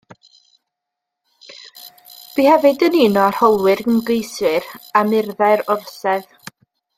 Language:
Welsh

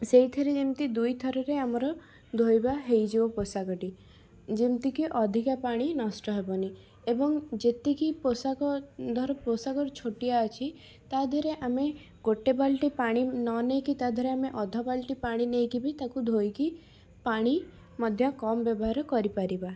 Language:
Odia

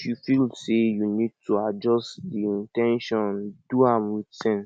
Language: Nigerian Pidgin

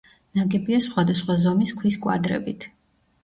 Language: Georgian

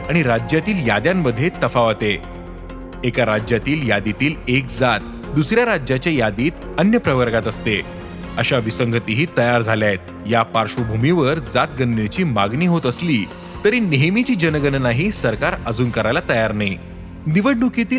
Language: Marathi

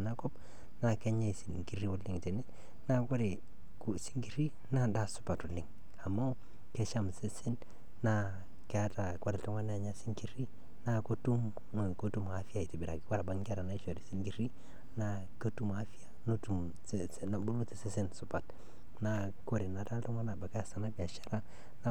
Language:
Masai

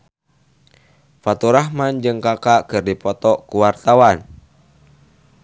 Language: Sundanese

